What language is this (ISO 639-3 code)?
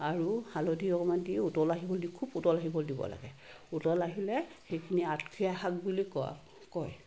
asm